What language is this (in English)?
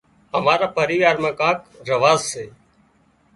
Wadiyara Koli